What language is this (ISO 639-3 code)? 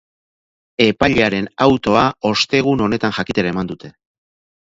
eus